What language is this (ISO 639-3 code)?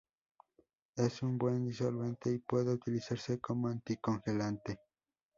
spa